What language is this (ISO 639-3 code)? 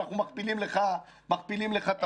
heb